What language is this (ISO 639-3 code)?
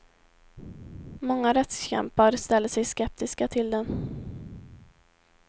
swe